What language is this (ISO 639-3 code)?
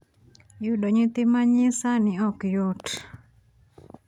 luo